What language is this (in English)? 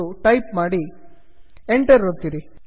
Kannada